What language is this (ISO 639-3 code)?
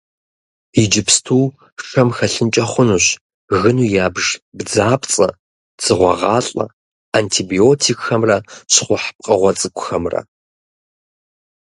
kbd